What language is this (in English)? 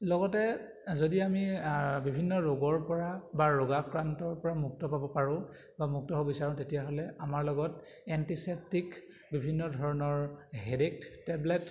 Assamese